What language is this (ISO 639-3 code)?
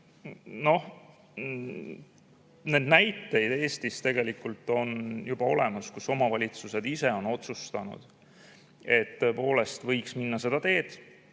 est